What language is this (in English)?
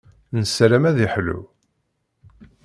Kabyle